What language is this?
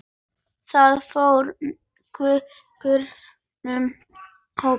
Icelandic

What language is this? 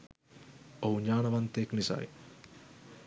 Sinhala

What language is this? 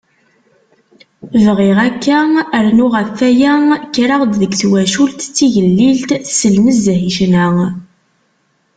Kabyle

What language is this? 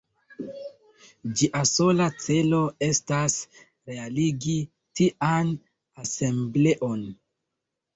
Esperanto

